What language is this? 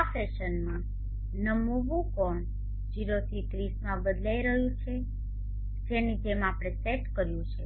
Gujarati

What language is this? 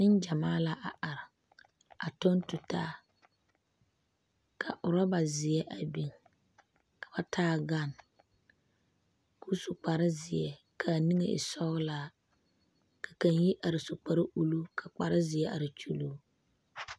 Southern Dagaare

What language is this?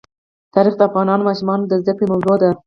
Pashto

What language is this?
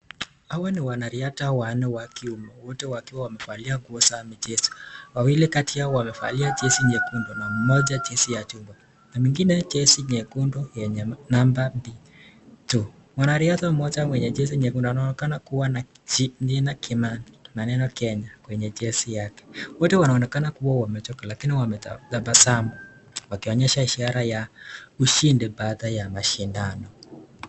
Swahili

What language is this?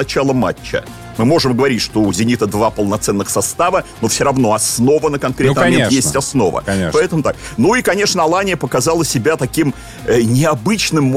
Russian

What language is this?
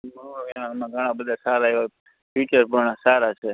Gujarati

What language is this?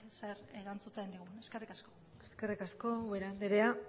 Basque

